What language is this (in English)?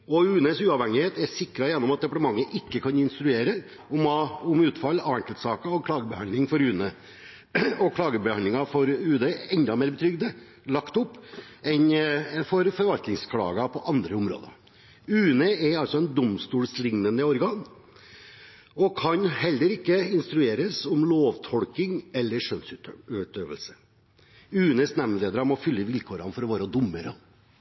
Norwegian Bokmål